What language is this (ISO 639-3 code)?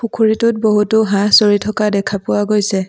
asm